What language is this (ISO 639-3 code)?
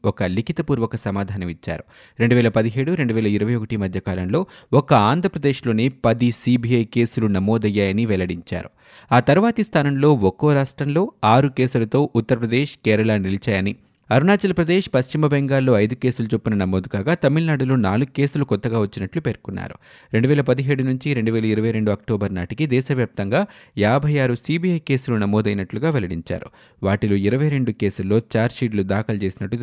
tel